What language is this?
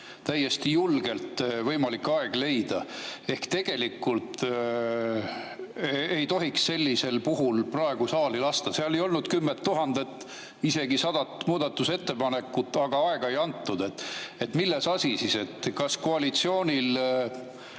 Estonian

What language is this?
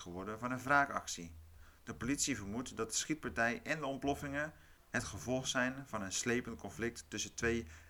Dutch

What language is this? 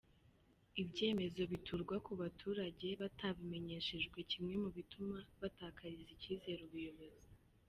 Kinyarwanda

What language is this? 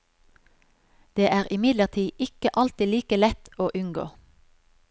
Norwegian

